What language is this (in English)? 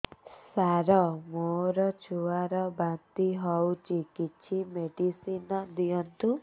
Odia